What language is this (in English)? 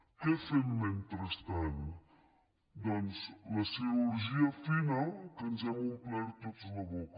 Catalan